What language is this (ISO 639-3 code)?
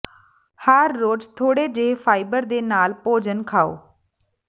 pan